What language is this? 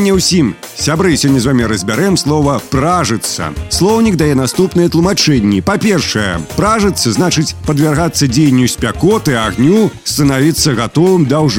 Russian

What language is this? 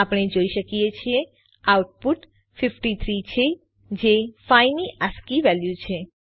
Gujarati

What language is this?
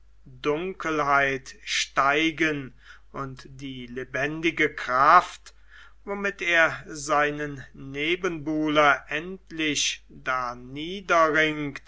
German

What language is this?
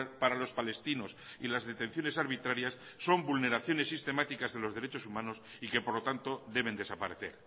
Spanish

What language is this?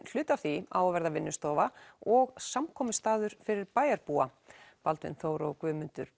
Icelandic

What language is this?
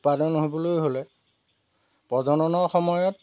Assamese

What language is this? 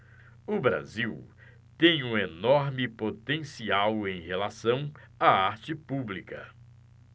Portuguese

